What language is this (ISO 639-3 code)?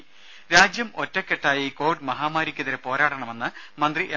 mal